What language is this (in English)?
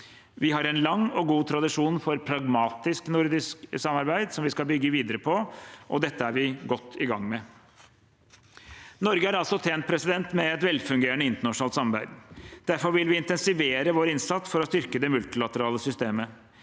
Norwegian